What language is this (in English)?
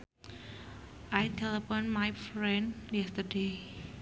Sundanese